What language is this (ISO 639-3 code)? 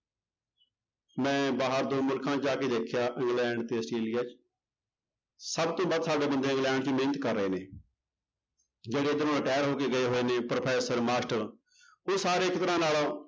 pan